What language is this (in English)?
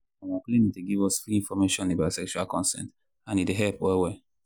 Nigerian Pidgin